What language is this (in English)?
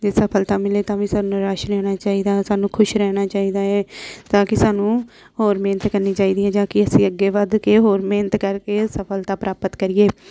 Punjabi